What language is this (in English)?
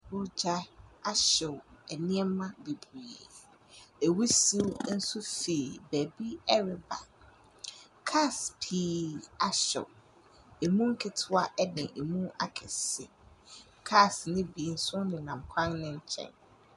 Akan